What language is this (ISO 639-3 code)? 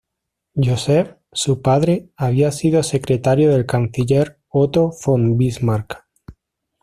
spa